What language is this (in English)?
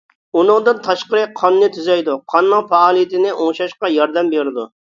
Uyghur